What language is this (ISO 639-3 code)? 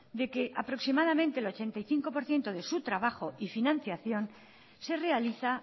spa